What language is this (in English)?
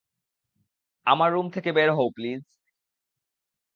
Bangla